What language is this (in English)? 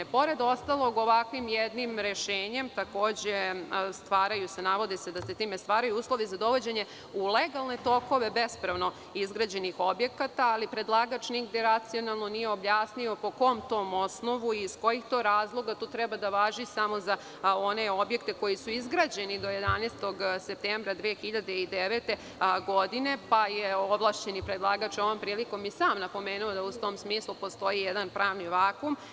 Serbian